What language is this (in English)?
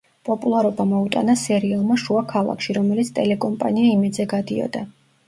Georgian